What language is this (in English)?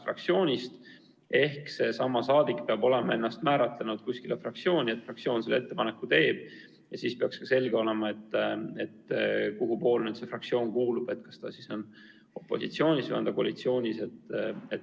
Estonian